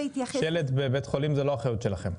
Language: Hebrew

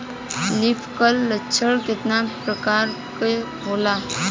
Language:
Bhojpuri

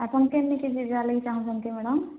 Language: Odia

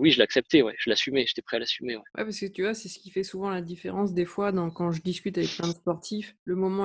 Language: French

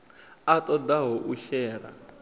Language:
Venda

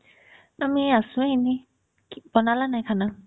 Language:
Assamese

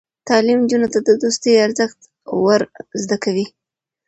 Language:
Pashto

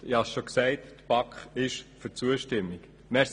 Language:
Swiss German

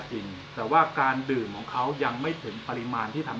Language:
Thai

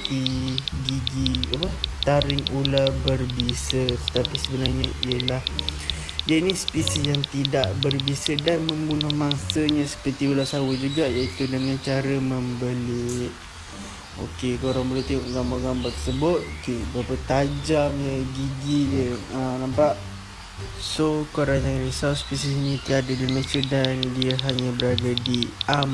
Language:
Malay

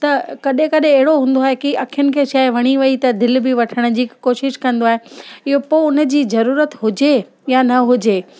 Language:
Sindhi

